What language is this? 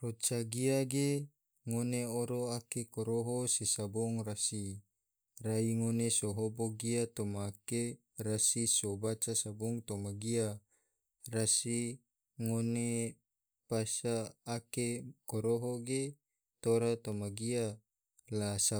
Tidore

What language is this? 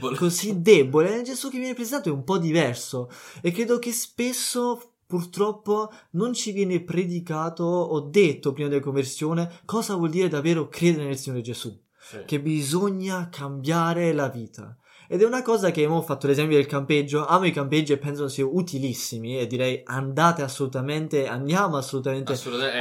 Italian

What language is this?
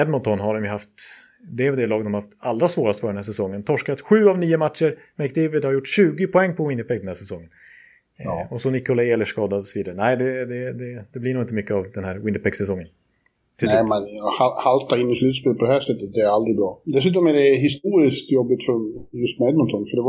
Swedish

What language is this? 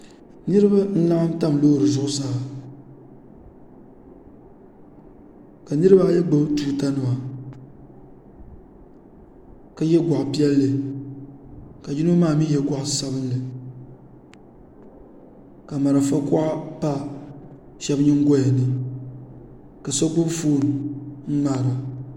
Dagbani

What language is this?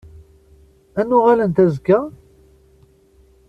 Kabyle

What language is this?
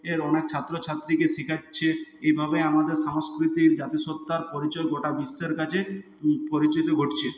Bangla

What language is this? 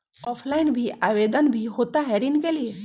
Magahi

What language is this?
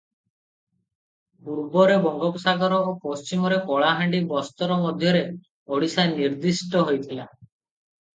Odia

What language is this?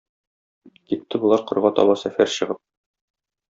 Tatar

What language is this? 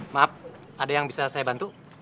Indonesian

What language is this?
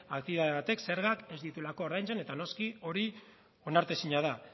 Basque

